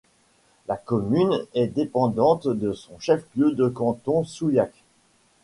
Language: French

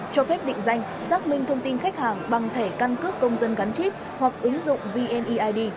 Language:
Vietnamese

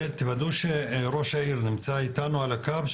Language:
Hebrew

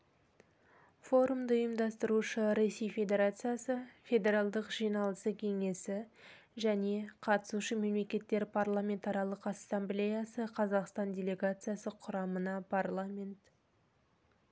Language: Kazakh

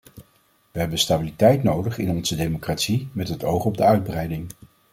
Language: Dutch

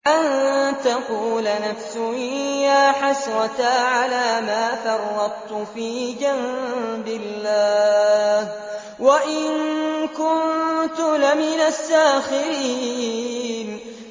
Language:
Arabic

